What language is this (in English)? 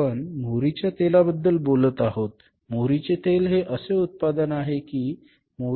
Marathi